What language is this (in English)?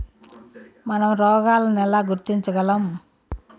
Telugu